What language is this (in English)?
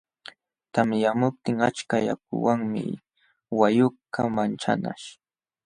Jauja Wanca Quechua